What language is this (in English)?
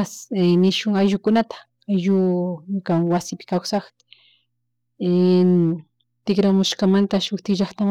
Chimborazo Highland Quichua